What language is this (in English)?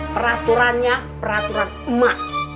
Indonesian